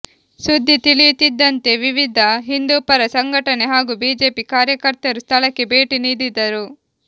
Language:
Kannada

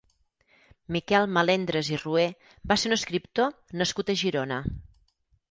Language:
Catalan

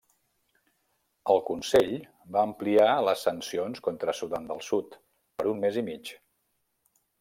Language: Catalan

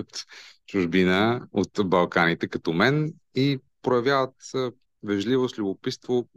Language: Bulgarian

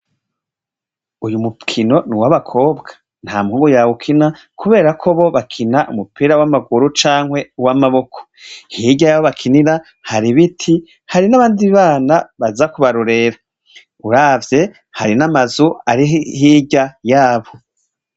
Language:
Rundi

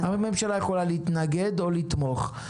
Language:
Hebrew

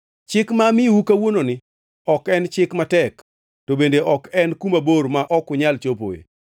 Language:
Luo (Kenya and Tanzania)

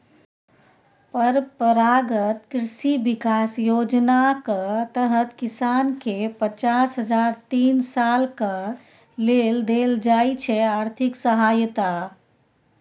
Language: Maithili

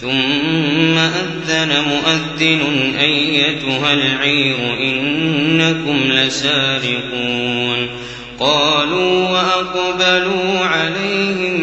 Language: Arabic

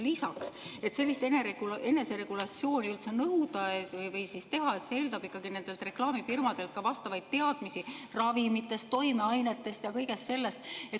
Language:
Estonian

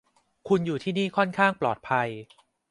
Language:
Thai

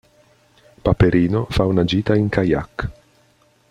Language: Italian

